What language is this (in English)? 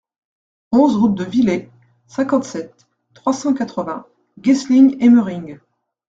French